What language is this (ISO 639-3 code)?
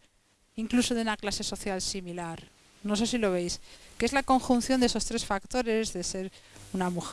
spa